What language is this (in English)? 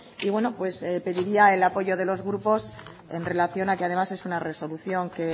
Spanish